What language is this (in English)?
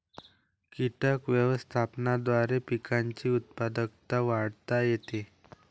Marathi